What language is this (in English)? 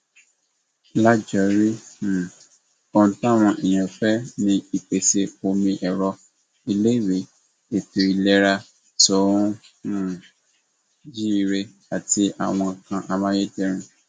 Yoruba